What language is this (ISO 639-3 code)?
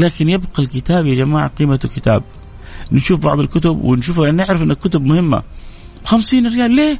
ara